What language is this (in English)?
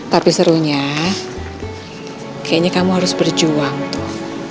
Indonesian